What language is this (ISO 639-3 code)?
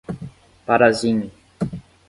por